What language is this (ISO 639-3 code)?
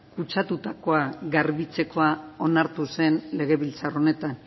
eus